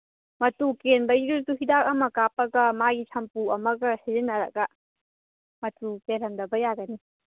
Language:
Manipuri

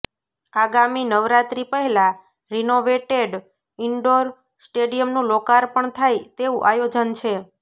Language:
Gujarati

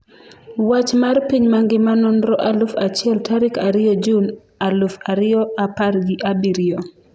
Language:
Luo (Kenya and Tanzania)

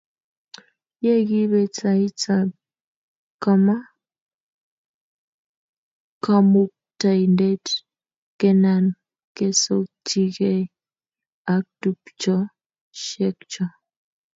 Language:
Kalenjin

